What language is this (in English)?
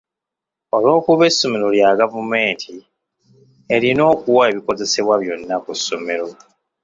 Ganda